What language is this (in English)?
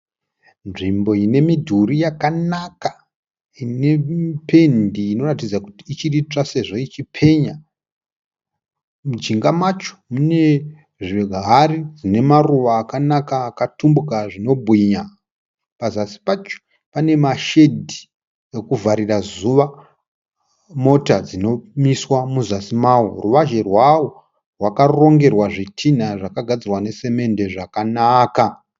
Shona